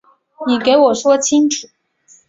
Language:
Chinese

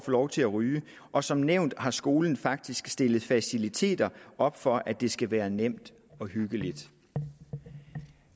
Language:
Danish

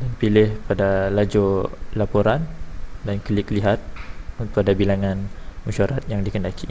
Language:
Malay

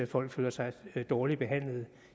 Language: Danish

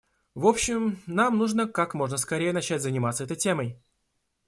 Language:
Russian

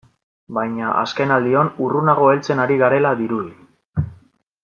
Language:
Basque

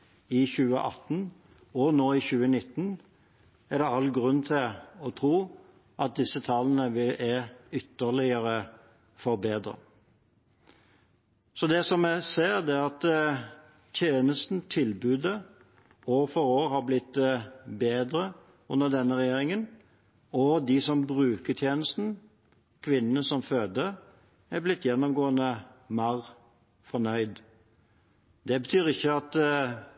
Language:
Norwegian Bokmål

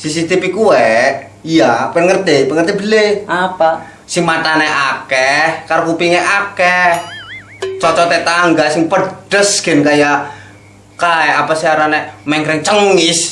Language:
Indonesian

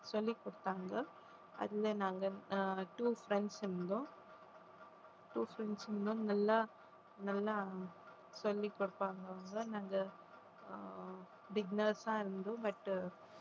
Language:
Tamil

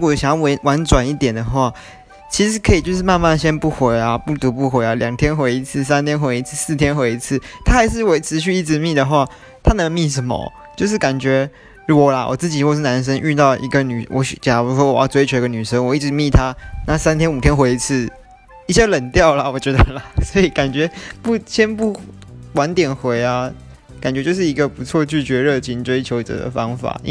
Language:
Chinese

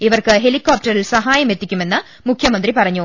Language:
Malayalam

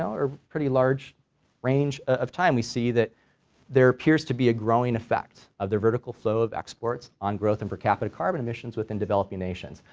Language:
English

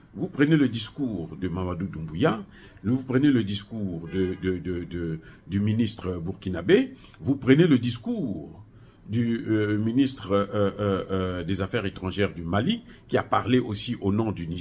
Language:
French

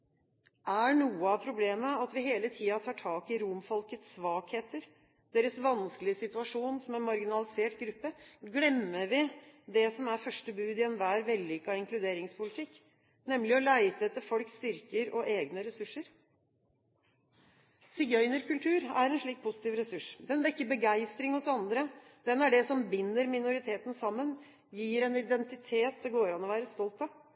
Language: Norwegian Bokmål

